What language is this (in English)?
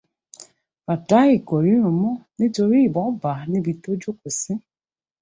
Yoruba